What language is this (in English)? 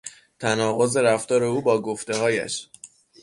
Persian